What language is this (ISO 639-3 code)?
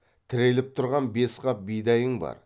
kaz